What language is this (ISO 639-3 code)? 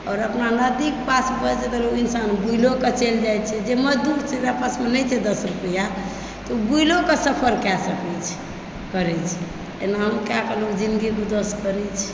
mai